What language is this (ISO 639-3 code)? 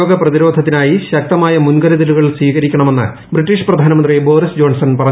mal